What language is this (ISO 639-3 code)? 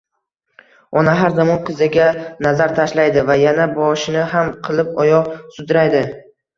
uzb